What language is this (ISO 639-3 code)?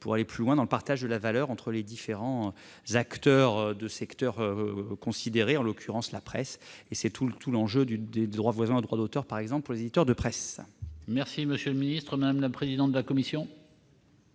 fra